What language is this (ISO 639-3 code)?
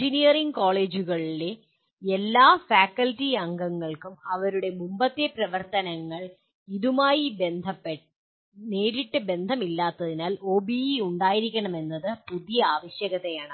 mal